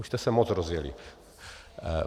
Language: Czech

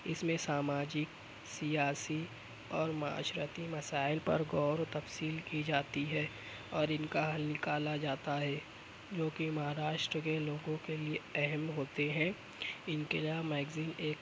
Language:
Urdu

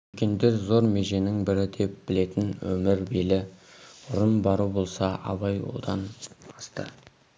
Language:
Kazakh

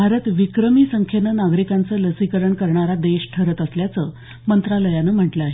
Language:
Marathi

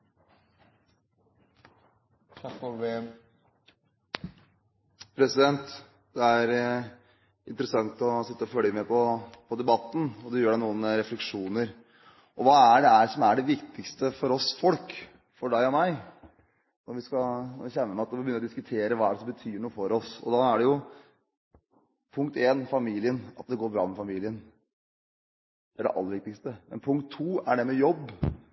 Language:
Norwegian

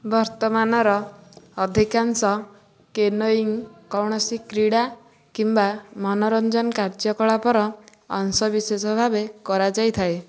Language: Odia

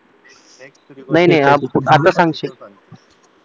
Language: Marathi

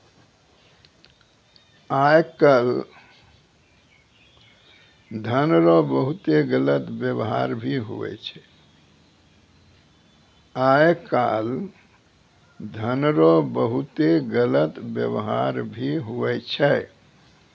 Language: Maithili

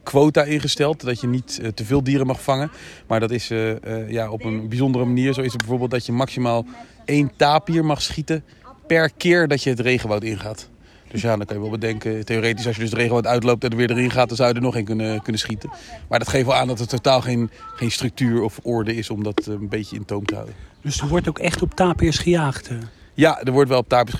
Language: Dutch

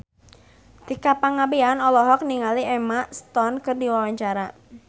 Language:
Sundanese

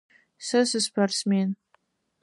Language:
Adyghe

